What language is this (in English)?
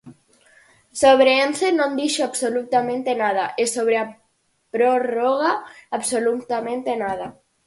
Galician